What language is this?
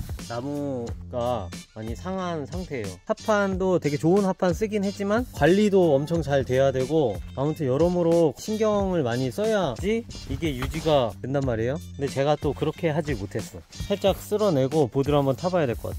Korean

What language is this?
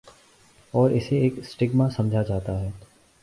Urdu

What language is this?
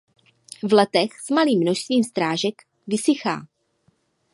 Czech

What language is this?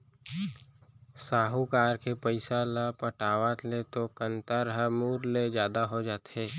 Chhattisgarhi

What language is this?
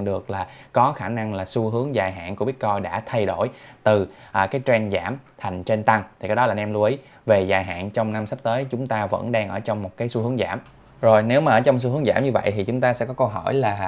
Vietnamese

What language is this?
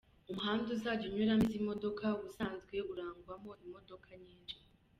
Kinyarwanda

